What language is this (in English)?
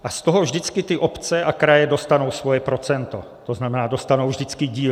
Czech